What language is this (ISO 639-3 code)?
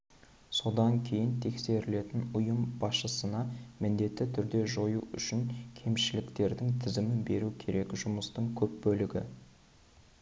kaz